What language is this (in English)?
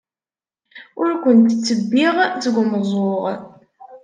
Kabyle